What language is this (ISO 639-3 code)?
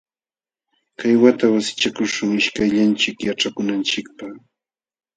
qxw